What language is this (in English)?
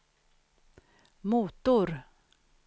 Swedish